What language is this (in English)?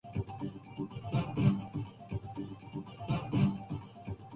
Urdu